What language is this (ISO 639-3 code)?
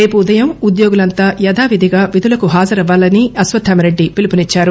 tel